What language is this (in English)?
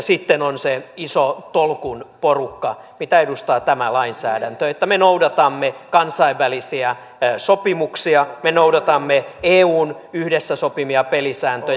Finnish